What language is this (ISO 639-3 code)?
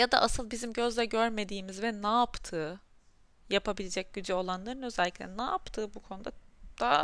tur